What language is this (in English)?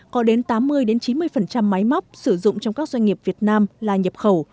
Vietnamese